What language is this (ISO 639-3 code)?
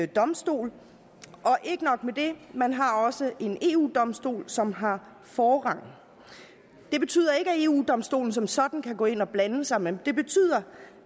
dan